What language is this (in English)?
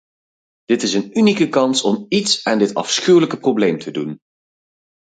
Dutch